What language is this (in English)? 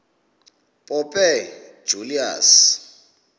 Xhosa